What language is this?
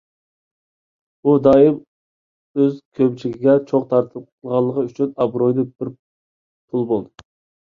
Uyghur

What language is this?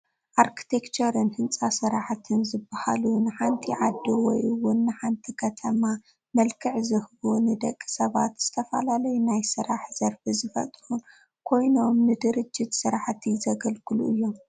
Tigrinya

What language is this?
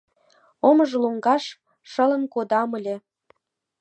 Mari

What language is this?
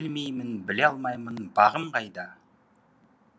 Kazakh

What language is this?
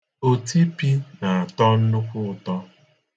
Igbo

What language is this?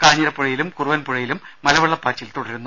Malayalam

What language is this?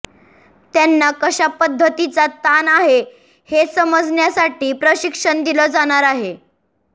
Marathi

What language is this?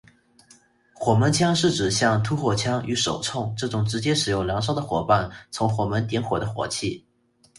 Chinese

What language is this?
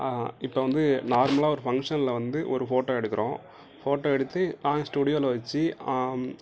Tamil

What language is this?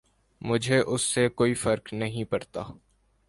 Urdu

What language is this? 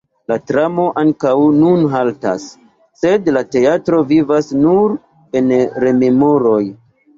Esperanto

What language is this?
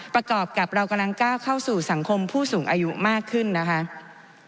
Thai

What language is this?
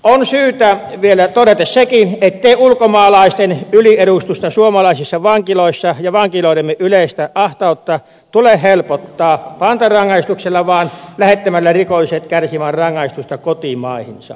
Finnish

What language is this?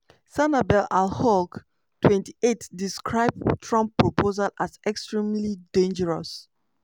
Nigerian Pidgin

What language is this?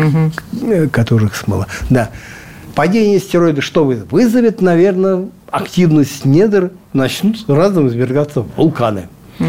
Russian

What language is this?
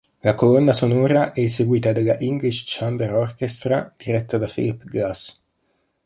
Italian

